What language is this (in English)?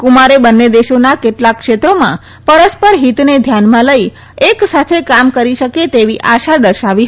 Gujarati